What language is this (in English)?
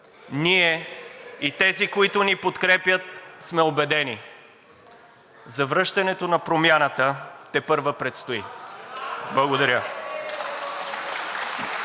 Bulgarian